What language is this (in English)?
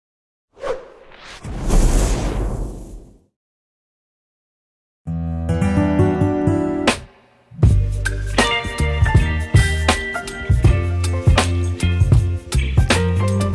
English